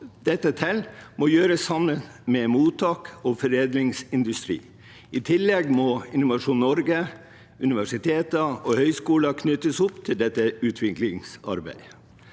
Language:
Norwegian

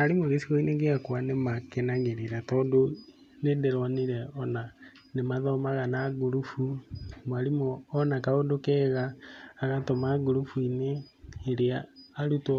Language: Kikuyu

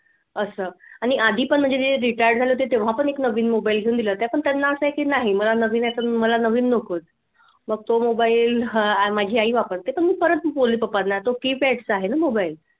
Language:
Marathi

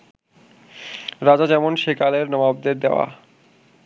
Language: Bangla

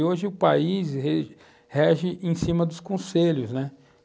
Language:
Portuguese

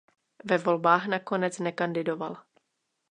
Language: Czech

